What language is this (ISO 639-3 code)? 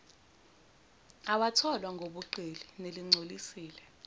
zul